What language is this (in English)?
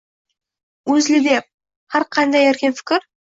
Uzbek